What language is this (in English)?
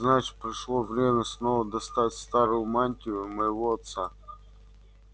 Russian